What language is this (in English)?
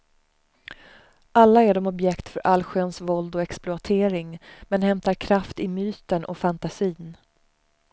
Swedish